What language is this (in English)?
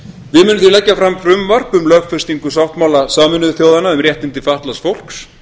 Icelandic